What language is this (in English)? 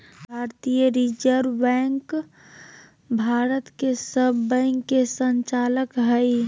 Magahi